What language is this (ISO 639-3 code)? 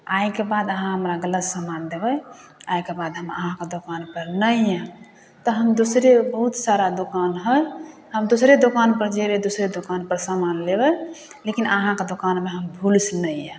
mai